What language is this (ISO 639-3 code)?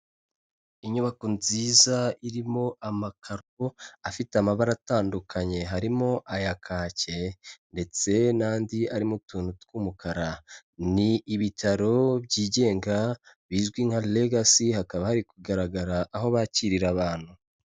kin